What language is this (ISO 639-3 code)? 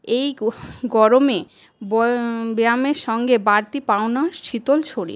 ben